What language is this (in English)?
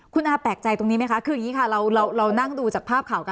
Thai